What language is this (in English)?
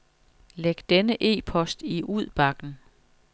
Danish